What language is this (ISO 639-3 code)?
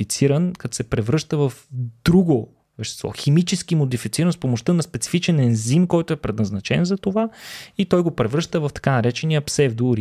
bul